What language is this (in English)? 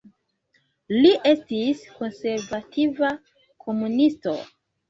Esperanto